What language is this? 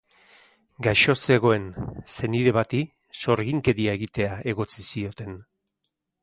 Basque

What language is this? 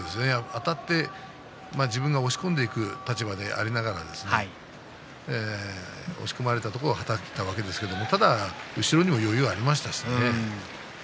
Japanese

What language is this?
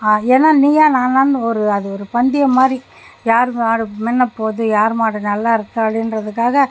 Tamil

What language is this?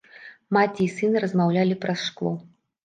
Belarusian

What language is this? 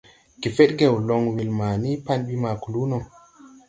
Tupuri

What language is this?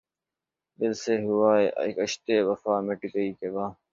Urdu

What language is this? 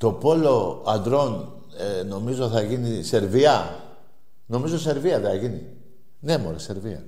Greek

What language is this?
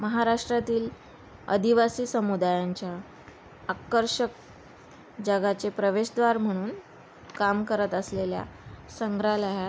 Marathi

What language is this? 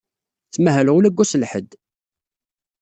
Kabyle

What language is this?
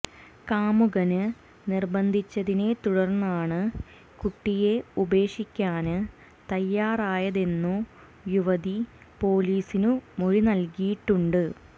Malayalam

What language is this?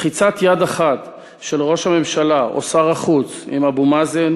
Hebrew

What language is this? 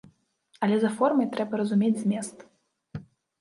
Belarusian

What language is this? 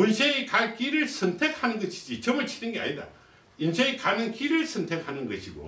Korean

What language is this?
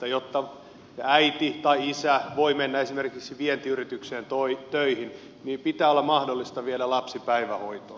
Finnish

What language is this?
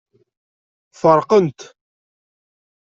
Kabyle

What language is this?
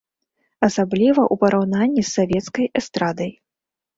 Belarusian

